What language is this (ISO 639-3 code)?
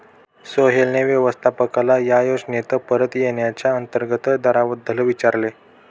mar